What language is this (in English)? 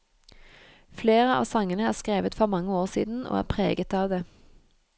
Norwegian